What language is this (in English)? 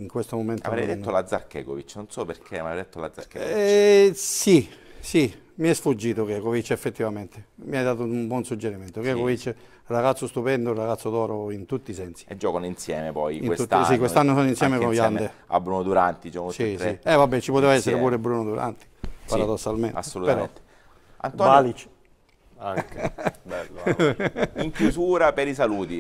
Italian